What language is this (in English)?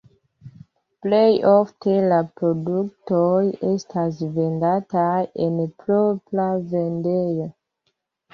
Esperanto